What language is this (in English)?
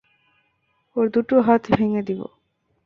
Bangla